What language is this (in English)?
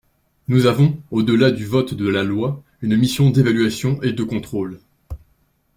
French